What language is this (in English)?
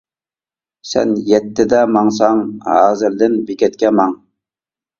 Uyghur